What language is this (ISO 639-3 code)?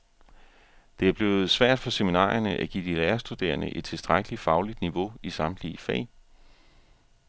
dan